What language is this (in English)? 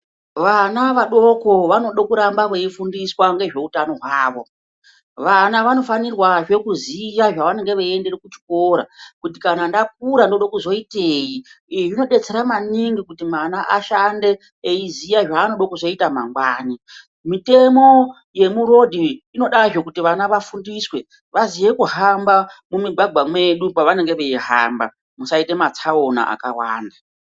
Ndau